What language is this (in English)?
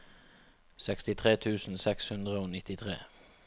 Norwegian